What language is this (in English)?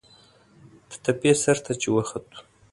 Pashto